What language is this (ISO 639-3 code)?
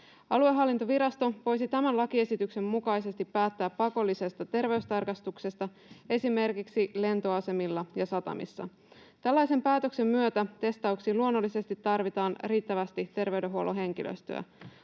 fin